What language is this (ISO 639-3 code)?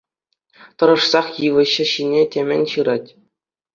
chv